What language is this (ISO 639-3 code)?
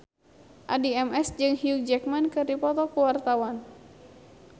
sun